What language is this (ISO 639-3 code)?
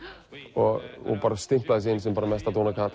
isl